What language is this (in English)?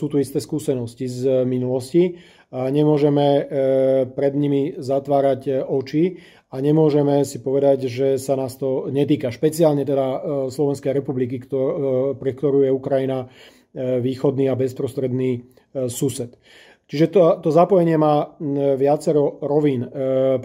Slovak